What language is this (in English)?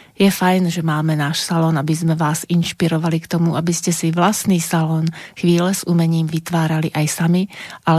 Slovak